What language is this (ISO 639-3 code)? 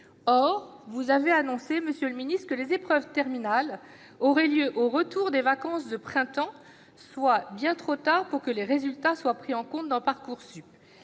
fra